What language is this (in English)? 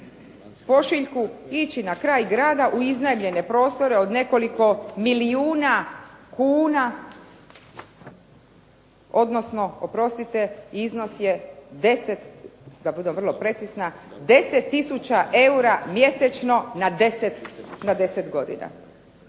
Croatian